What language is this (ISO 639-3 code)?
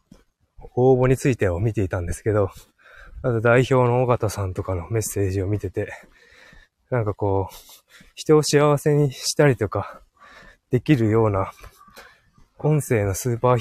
jpn